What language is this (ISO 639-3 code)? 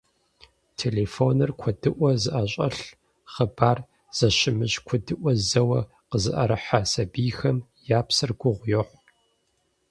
kbd